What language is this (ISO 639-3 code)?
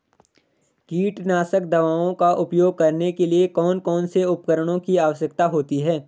hin